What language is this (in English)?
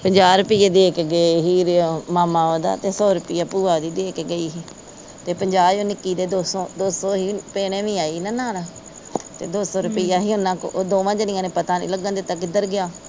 Punjabi